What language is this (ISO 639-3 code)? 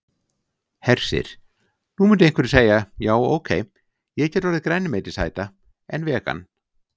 isl